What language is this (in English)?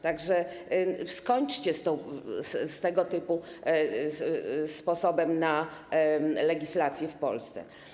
Polish